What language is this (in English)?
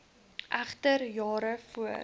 Afrikaans